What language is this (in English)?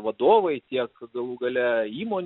Lithuanian